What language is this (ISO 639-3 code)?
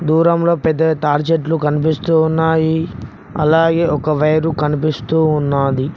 tel